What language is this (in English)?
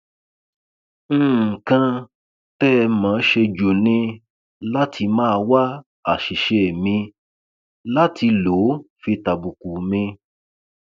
Yoruba